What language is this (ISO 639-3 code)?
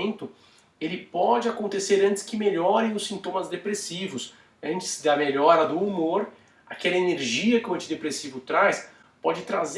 por